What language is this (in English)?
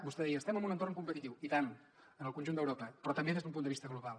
Catalan